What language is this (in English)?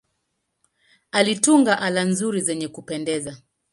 Swahili